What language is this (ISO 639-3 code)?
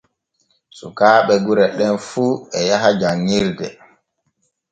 fue